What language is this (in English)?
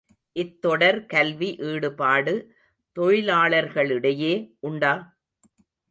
Tamil